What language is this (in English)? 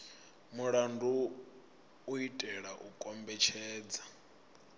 Venda